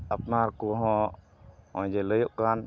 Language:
Santali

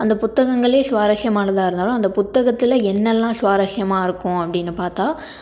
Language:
Tamil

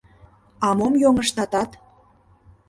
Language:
Mari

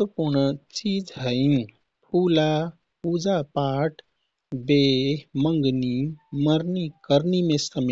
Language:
Kathoriya Tharu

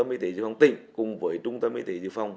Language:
Vietnamese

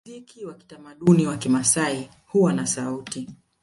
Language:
Swahili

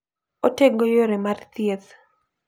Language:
Luo (Kenya and Tanzania)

